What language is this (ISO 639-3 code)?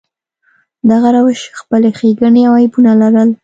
pus